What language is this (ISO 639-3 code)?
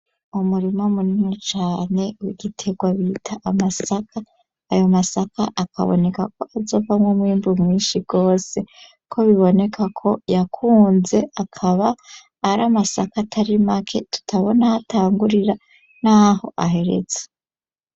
run